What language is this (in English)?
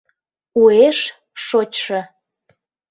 Mari